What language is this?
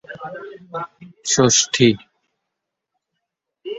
Bangla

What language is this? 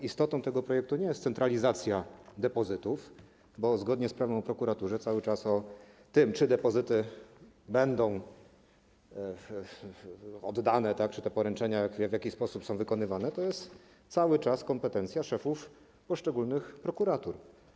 Polish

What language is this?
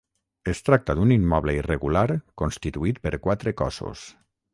Catalan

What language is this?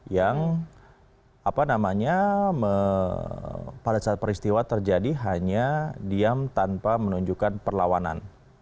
Indonesian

